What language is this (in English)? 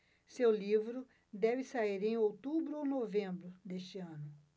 Portuguese